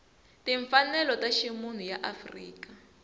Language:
Tsonga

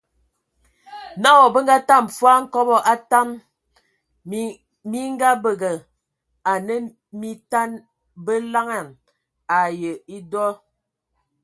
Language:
Ewondo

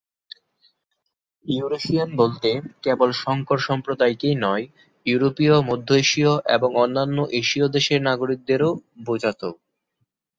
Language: Bangla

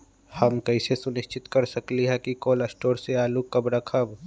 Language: Magahi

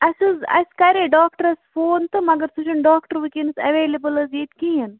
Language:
Kashmiri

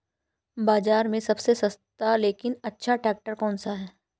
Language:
Hindi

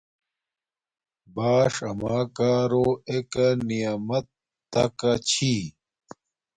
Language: Domaaki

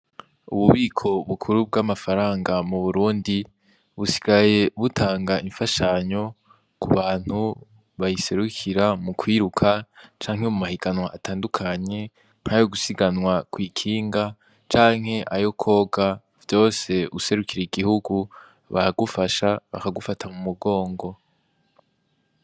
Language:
Rundi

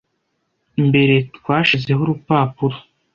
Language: Kinyarwanda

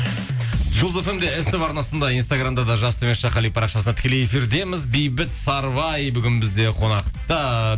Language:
Kazakh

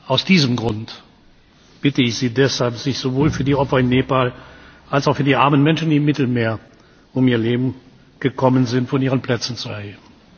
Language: German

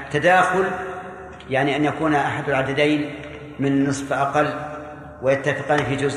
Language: Arabic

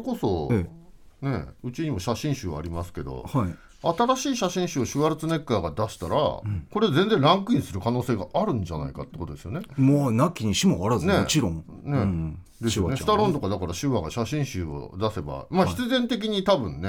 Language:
Japanese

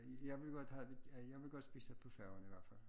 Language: Danish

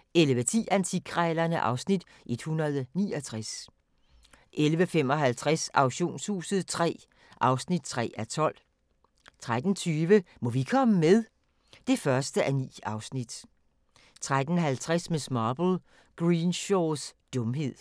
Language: Danish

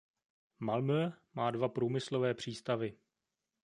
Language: Czech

